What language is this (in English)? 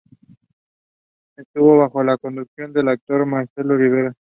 Spanish